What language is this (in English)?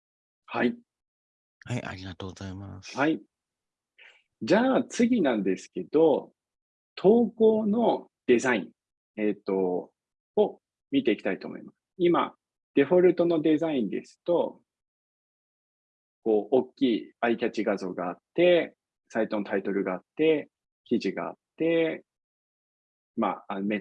Japanese